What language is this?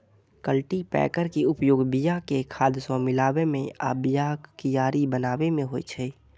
Maithili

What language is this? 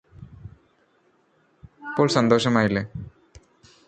Malayalam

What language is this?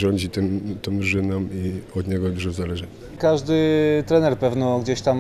Polish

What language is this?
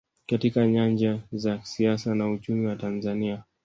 Swahili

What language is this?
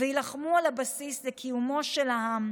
Hebrew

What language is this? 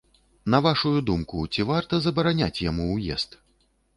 Belarusian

